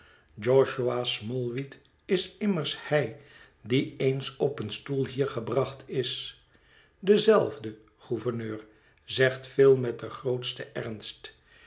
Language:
Dutch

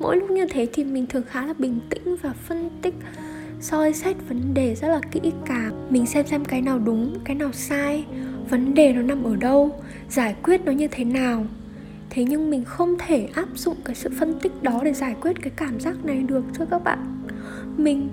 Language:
Vietnamese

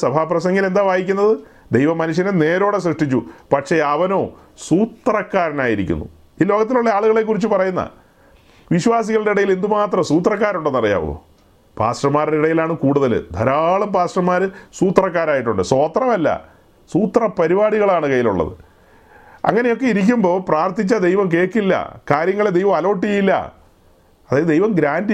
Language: Malayalam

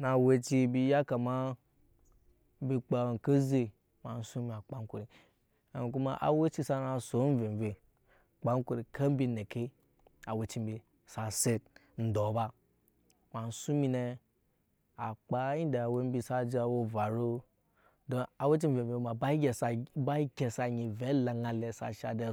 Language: Nyankpa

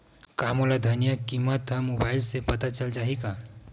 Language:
Chhattisgarhi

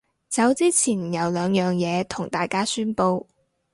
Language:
Cantonese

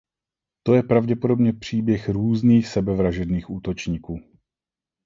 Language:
Czech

